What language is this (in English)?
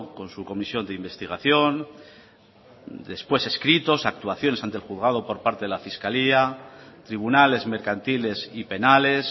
Spanish